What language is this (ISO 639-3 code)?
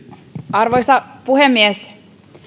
fin